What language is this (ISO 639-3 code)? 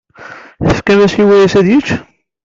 kab